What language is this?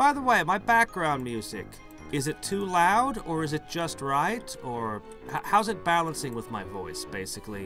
English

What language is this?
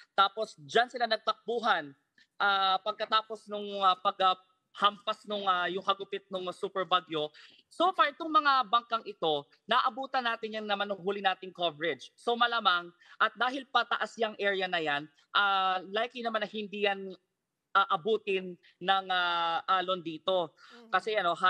Filipino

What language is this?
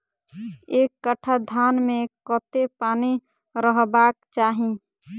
Maithili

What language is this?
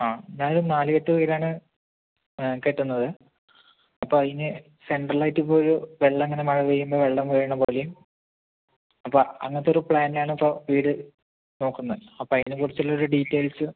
Malayalam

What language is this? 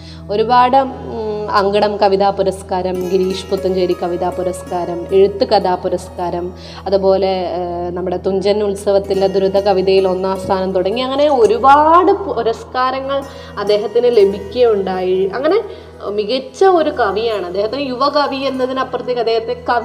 Malayalam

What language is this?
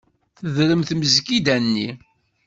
Kabyle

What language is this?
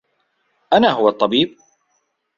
Arabic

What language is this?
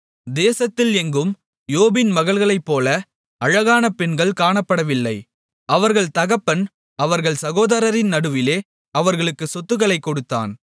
Tamil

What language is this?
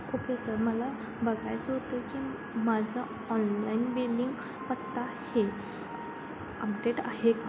Marathi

